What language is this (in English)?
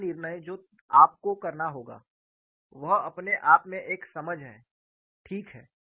Hindi